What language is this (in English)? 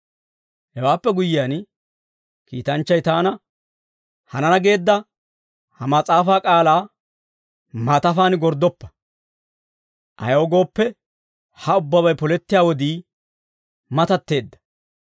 Dawro